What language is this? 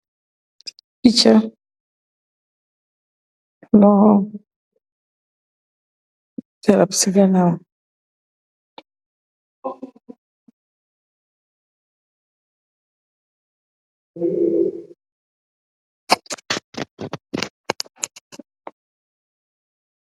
Wolof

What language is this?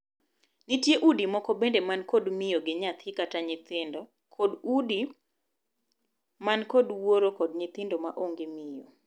Luo (Kenya and Tanzania)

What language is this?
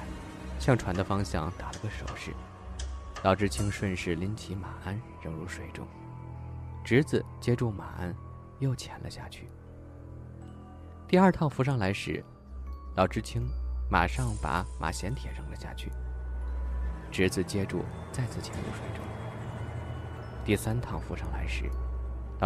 Chinese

